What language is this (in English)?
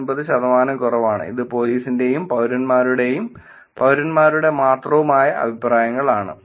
Malayalam